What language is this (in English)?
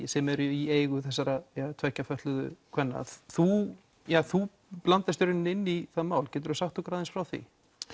Icelandic